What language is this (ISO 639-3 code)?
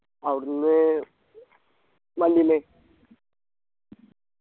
mal